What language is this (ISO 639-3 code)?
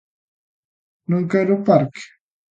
glg